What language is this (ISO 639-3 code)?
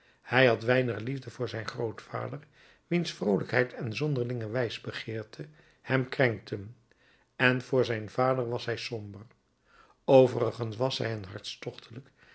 nld